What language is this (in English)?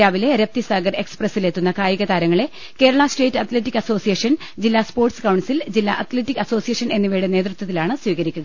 Malayalam